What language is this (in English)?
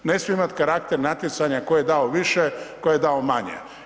Croatian